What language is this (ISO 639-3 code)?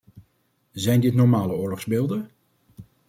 nld